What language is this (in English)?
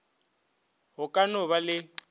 Northern Sotho